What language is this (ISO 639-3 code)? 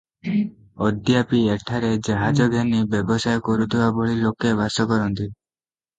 ori